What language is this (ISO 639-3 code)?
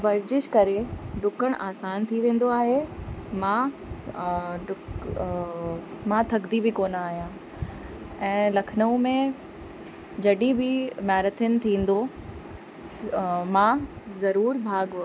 snd